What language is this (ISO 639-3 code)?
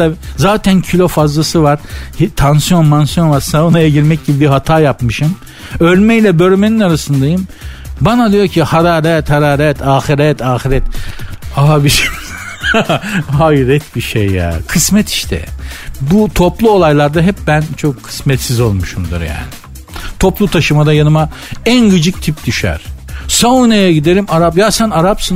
tur